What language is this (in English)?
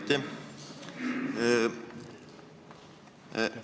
Estonian